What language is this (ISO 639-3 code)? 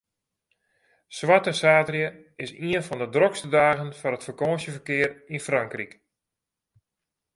fry